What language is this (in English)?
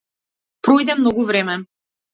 Macedonian